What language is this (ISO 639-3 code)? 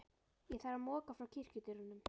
isl